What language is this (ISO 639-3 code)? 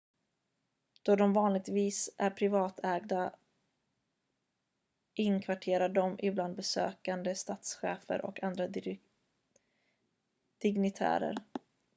swe